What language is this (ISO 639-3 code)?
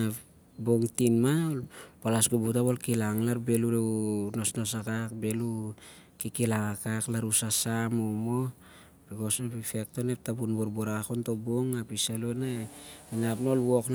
sjr